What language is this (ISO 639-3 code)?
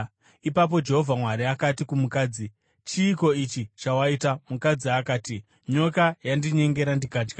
sna